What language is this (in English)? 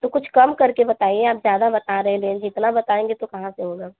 Hindi